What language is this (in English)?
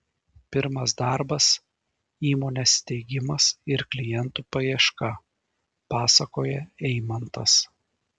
Lithuanian